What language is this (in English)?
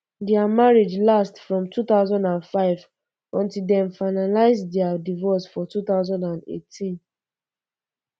Nigerian Pidgin